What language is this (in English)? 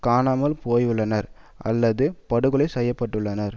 Tamil